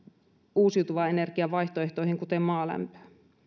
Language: Finnish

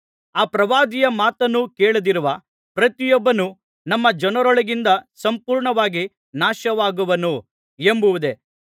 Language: Kannada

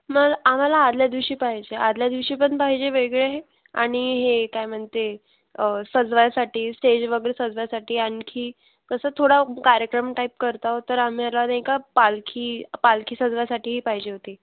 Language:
Marathi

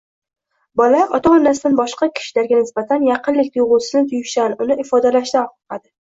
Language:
Uzbek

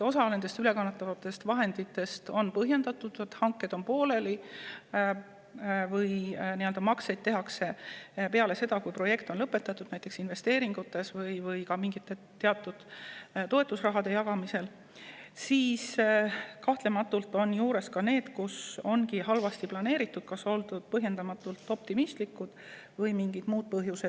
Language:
Estonian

